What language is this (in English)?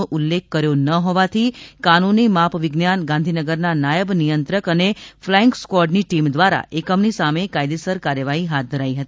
Gujarati